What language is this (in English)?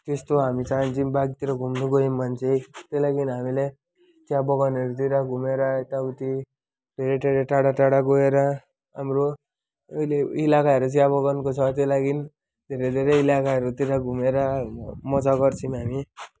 Nepali